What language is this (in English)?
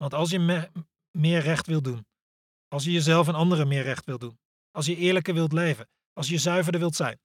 Dutch